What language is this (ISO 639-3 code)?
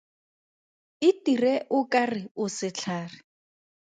tsn